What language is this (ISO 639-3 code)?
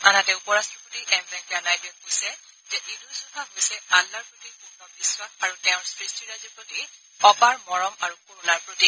asm